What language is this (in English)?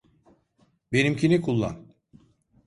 Turkish